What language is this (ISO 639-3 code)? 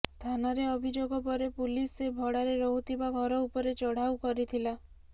ori